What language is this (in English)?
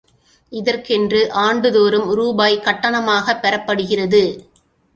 Tamil